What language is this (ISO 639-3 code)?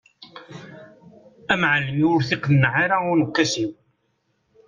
kab